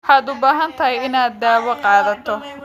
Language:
Somali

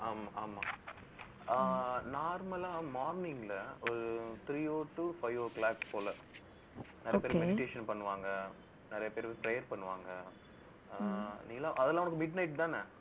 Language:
Tamil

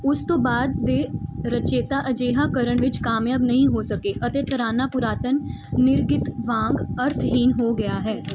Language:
Punjabi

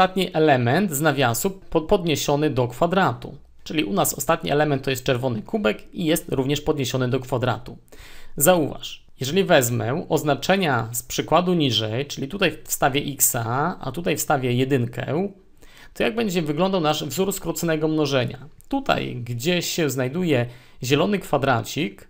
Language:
Polish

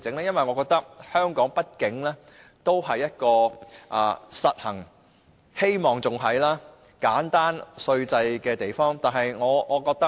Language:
Cantonese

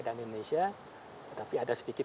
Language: Indonesian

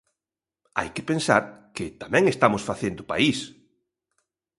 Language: Galician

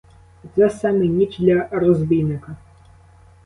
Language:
Ukrainian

